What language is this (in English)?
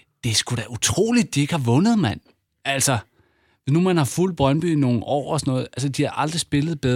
Danish